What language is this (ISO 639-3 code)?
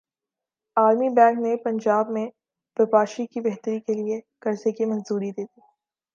urd